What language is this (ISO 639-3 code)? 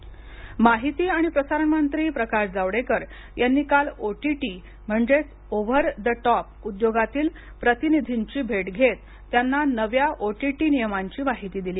mar